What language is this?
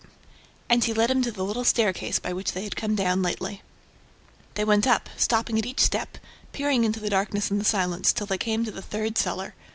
English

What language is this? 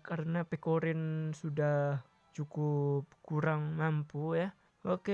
Indonesian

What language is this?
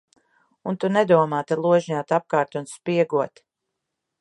Latvian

